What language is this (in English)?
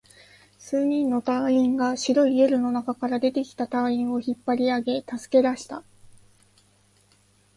Japanese